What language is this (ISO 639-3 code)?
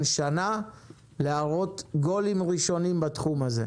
heb